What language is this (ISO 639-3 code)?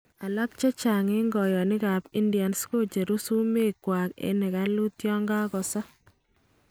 kln